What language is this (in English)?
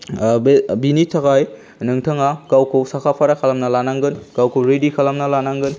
Bodo